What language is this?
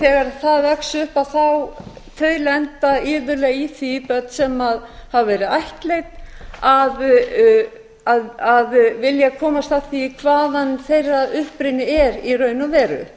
Icelandic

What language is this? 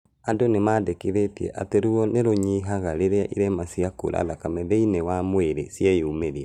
Kikuyu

